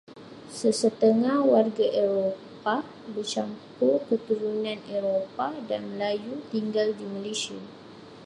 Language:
Malay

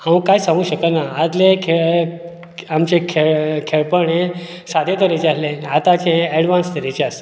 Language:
Konkani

